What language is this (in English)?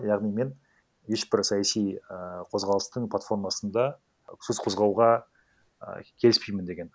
Kazakh